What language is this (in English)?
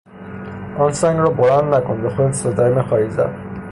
Persian